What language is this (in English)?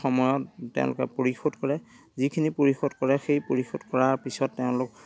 Assamese